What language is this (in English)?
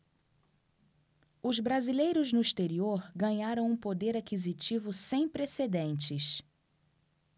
Portuguese